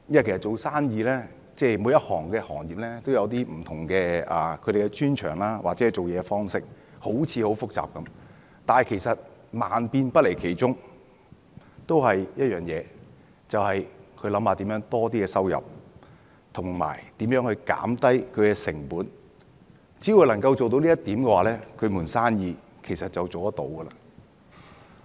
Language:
Cantonese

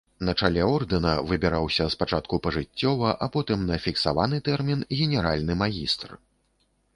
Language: Belarusian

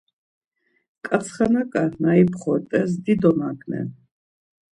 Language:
Laz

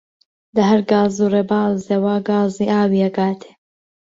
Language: Central Kurdish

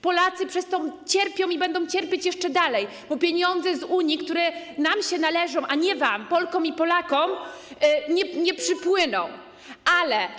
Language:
Polish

